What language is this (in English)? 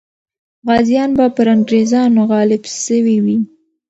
Pashto